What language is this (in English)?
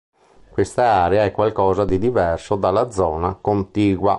Italian